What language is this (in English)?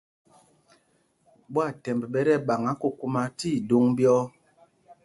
Mpumpong